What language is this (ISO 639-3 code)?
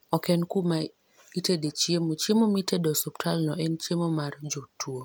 luo